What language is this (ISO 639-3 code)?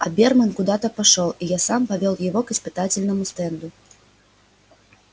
rus